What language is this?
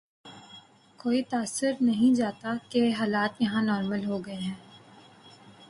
Urdu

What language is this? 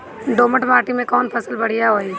Bhojpuri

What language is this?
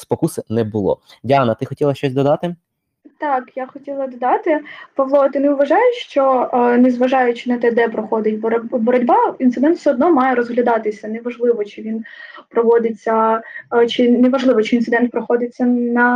Ukrainian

